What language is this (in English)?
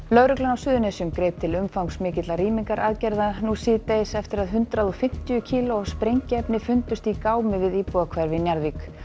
Icelandic